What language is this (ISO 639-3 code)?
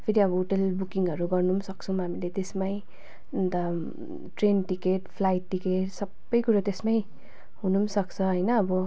nep